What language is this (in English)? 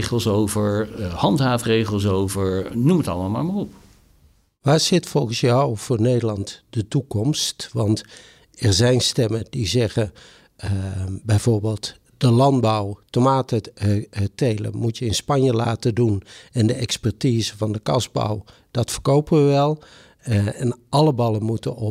Dutch